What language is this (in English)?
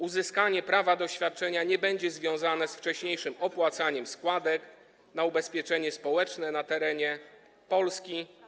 Polish